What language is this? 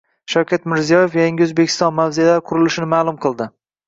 Uzbek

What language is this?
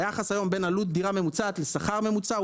Hebrew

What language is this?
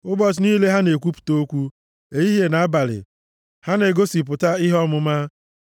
Igbo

